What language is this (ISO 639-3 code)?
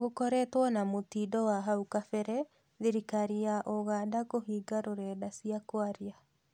kik